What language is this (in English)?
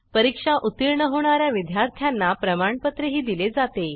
Marathi